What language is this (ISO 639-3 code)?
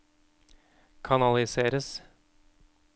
nor